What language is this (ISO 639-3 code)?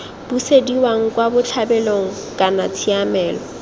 tsn